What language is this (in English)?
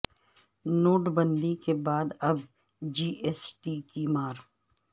Urdu